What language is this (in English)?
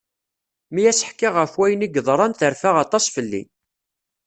Kabyle